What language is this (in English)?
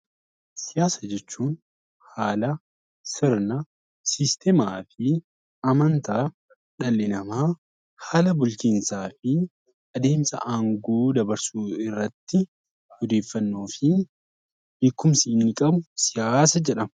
Oromo